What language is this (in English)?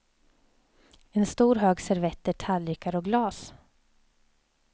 Swedish